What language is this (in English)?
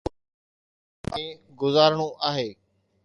Sindhi